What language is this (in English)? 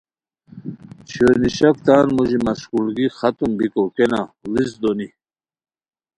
Khowar